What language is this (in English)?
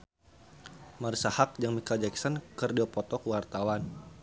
Sundanese